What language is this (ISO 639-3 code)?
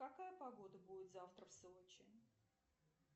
rus